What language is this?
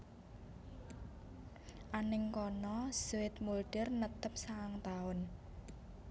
Javanese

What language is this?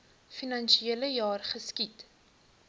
Afrikaans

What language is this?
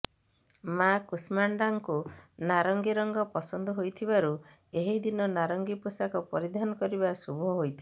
Odia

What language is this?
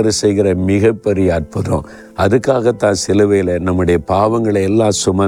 Tamil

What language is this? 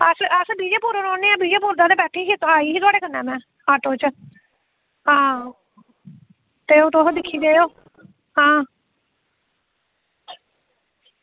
Dogri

